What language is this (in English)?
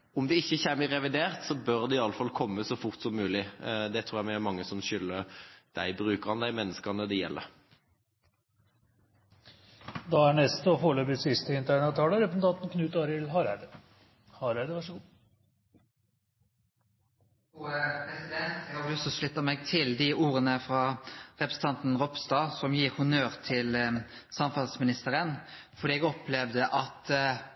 Norwegian